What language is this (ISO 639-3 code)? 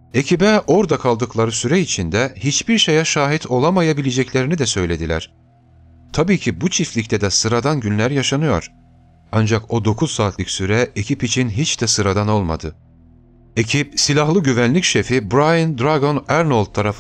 tur